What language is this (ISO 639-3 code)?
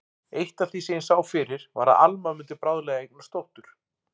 isl